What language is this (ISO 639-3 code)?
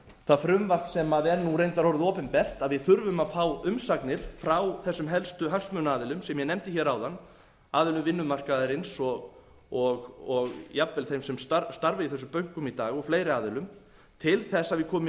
isl